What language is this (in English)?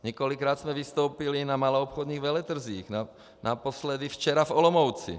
Czech